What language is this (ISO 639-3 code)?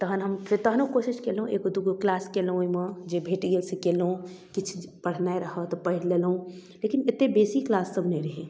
mai